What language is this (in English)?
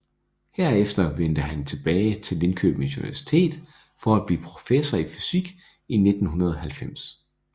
Danish